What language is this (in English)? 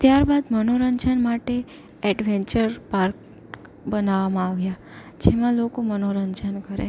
Gujarati